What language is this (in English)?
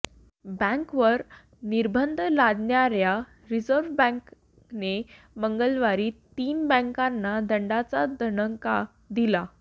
Marathi